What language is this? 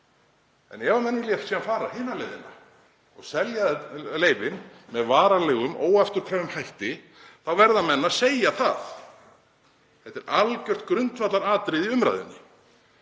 Icelandic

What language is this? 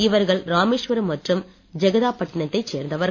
Tamil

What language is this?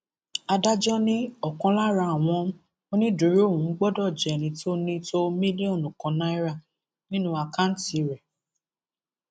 Yoruba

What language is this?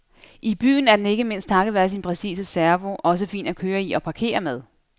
Danish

